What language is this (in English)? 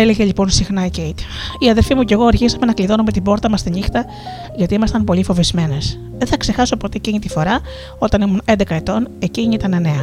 Greek